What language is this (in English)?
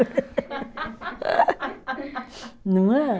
Portuguese